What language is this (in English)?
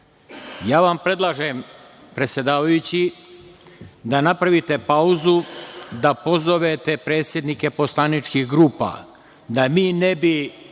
Serbian